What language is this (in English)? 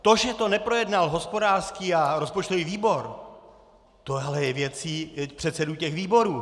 Czech